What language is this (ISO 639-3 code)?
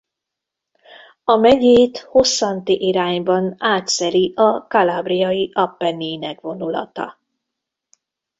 hun